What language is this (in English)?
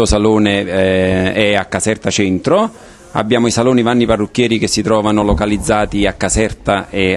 Italian